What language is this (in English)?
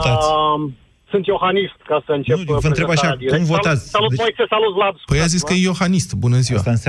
Romanian